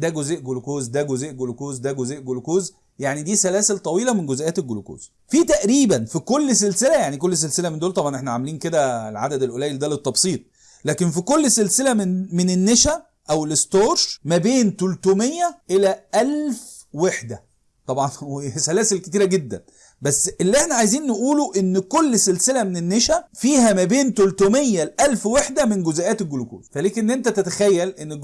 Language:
Arabic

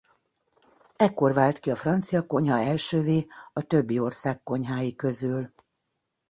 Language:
Hungarian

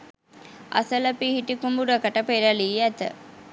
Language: Sinhala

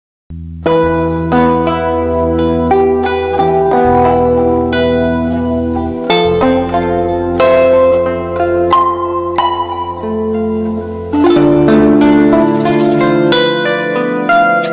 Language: Turkish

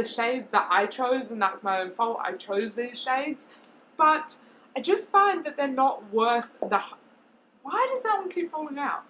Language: English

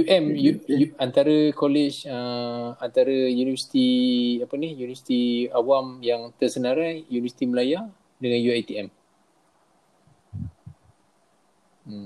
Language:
Malay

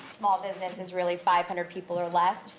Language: English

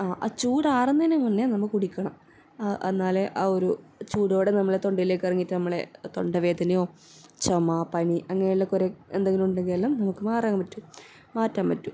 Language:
Malayalam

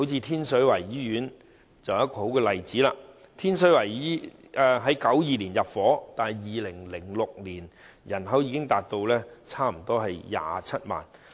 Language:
Cantonese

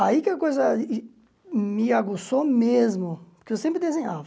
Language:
Portuguese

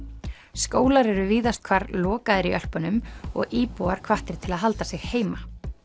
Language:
Icelandic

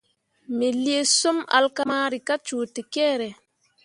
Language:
Mundang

